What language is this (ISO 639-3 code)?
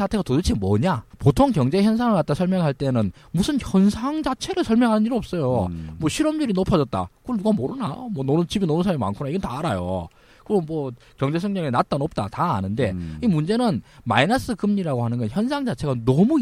kor